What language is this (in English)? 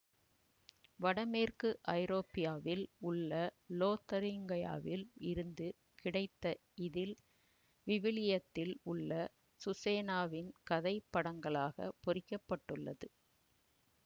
Tamil